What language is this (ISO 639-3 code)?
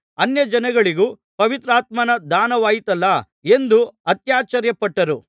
kan